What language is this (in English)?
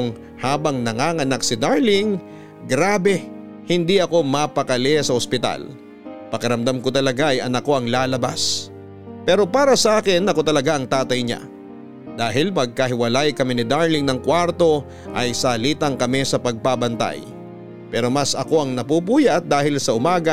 Filipino